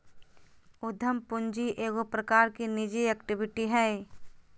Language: Magahi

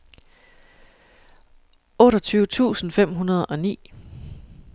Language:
Danish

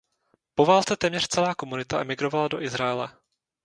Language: Czech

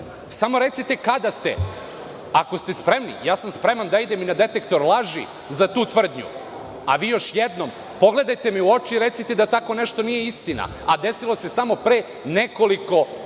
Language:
Serbian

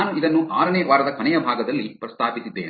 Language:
Kannada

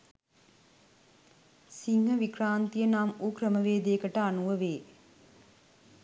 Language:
Sinhala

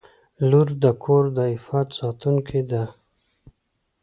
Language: Pashto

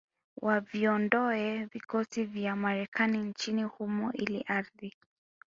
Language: Swahili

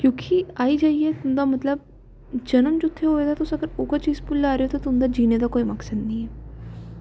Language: Dogri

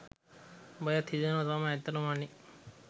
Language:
Sinhala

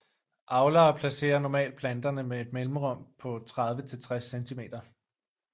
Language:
Danish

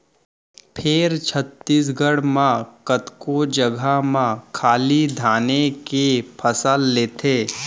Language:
Chhattisgarhi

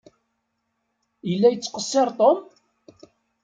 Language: Kabyle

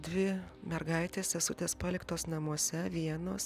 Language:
Lithuanian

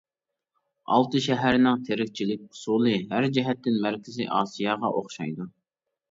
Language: Uyghur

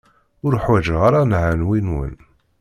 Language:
Kabyle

